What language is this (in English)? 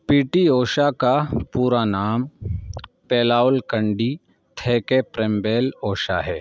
Urdu